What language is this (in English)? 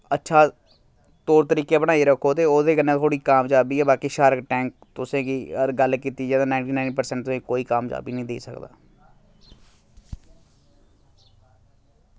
Dogri